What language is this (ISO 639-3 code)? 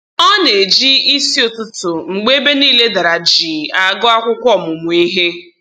ibo